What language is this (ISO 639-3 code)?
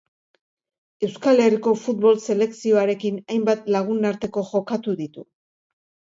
eus